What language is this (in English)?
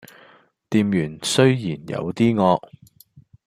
Cantonese